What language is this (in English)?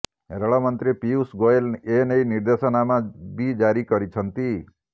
Odia